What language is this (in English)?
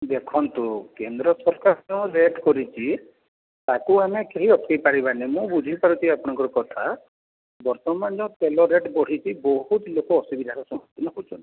Odia